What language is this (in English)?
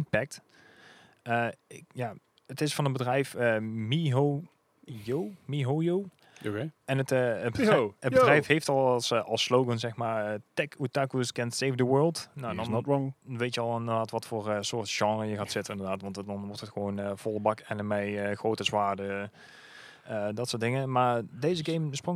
Dutch